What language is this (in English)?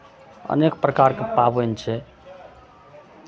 Maithili